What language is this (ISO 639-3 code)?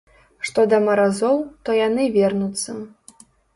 bel